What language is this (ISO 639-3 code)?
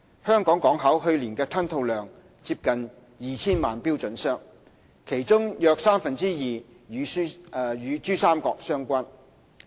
yue